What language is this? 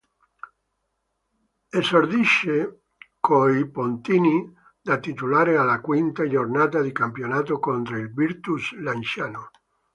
Italian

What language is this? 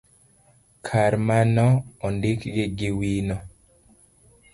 Luo (Kenya and Tanzania)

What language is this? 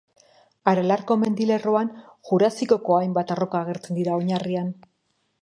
Basque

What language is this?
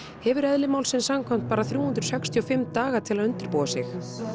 Icelandic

